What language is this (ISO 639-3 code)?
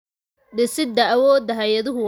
som